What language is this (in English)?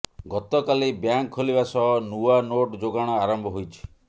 Odia